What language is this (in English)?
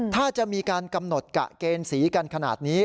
Thai